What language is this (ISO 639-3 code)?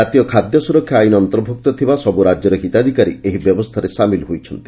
ori